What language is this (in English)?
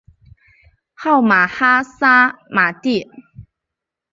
Chinese